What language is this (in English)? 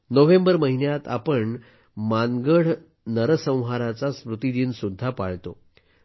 Marathi